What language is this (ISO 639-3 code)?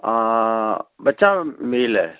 pan